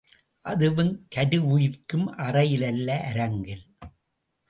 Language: Tamil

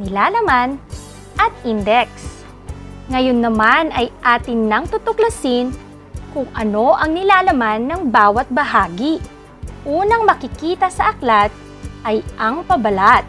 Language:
Filipino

